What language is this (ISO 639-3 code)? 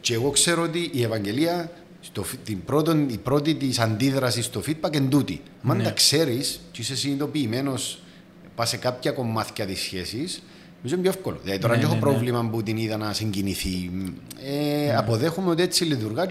ell